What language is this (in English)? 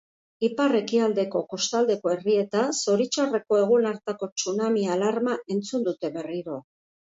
Basque